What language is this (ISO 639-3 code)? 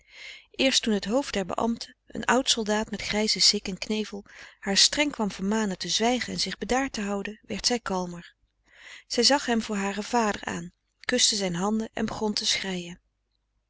nld